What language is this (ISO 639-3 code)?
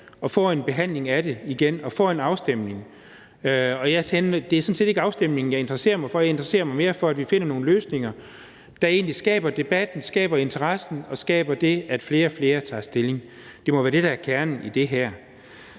dan